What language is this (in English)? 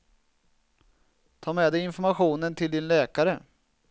Swedish